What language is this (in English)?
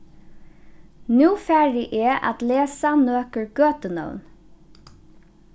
Faroese